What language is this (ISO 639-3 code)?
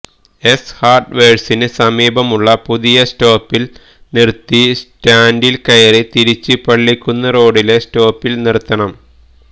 mal